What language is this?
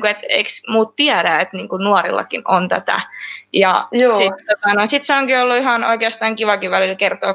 Finnish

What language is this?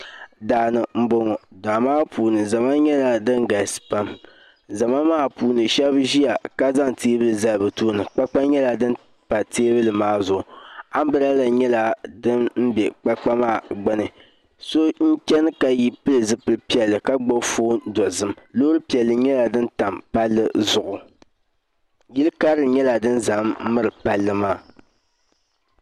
Dagbani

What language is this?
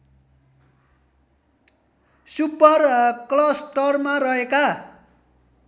Nepali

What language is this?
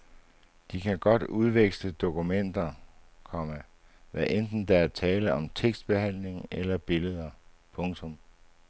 Danish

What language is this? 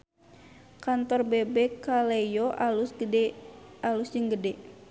Sundanese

